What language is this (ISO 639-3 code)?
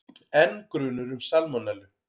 isl